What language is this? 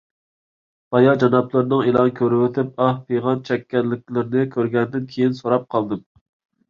Uyghur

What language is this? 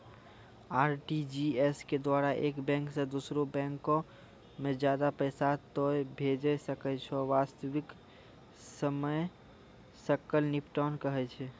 Maithili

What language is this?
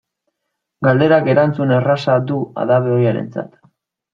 Basque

